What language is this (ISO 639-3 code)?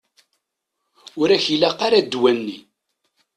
kab